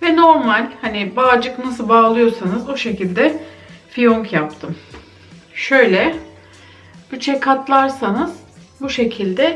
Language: Turkish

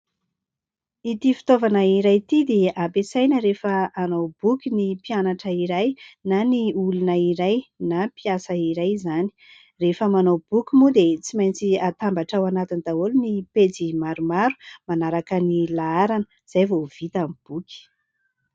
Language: Malagasy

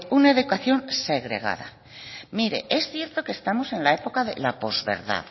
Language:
Spanish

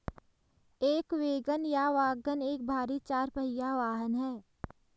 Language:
Hindi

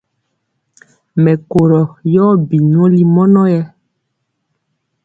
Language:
Mpiemo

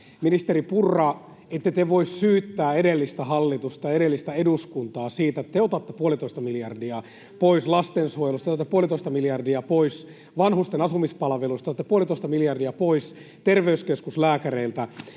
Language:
Finnish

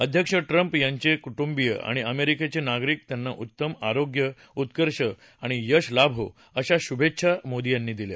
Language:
Marathi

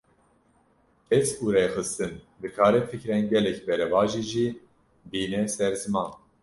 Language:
Kurdish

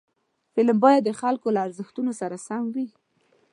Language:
Pashto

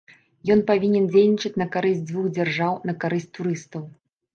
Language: Belarusian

